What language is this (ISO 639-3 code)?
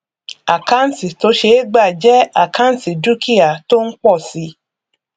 yor